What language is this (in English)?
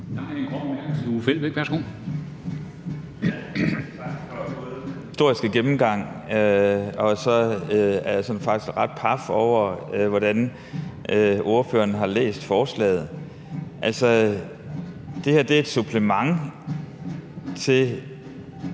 Danish